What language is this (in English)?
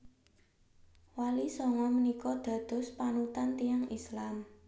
Javanese